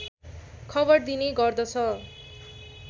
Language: Nepali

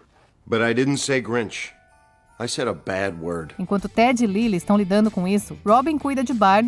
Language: Portuguese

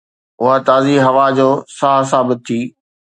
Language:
Sindhi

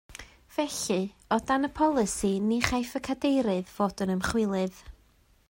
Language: Welsh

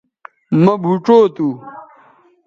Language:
Bateri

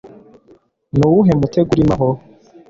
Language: Kinyarwanda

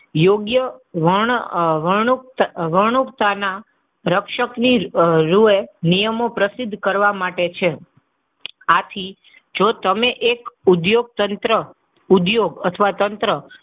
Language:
Gujarati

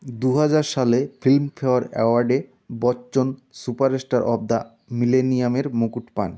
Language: Bangla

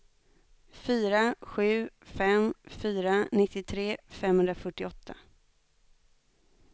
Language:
Swedish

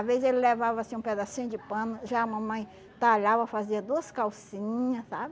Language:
Portuguese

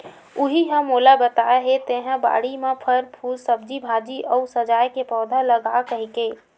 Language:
Chhattisgarhi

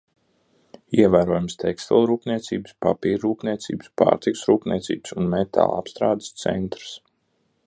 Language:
Latvian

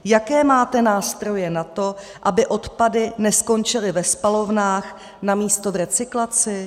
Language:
Czech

